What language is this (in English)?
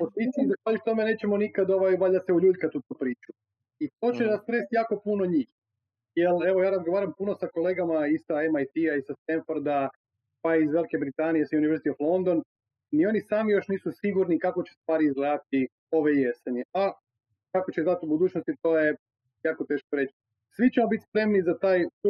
Croatian